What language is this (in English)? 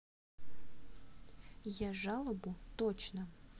Russian